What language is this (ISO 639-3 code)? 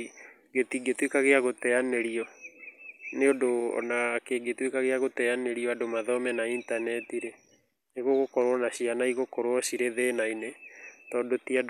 kik